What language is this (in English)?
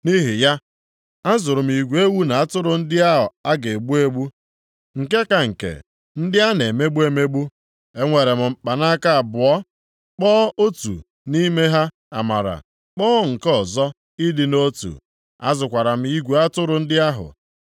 Igbo